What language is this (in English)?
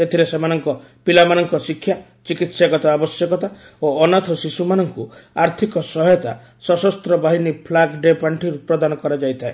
Odia